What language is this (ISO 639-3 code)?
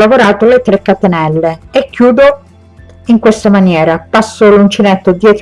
ita